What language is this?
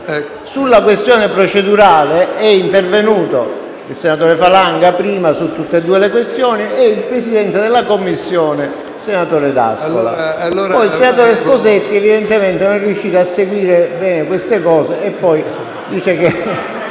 Italian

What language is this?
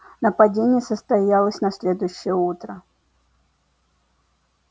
Russian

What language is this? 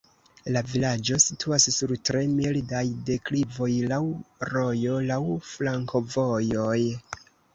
Esperanto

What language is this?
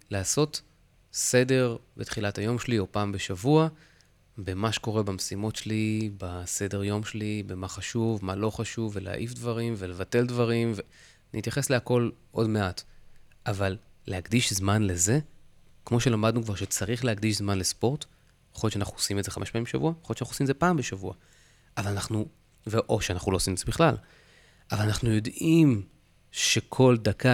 Hebrew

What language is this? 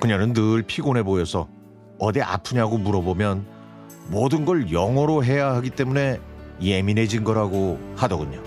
Korean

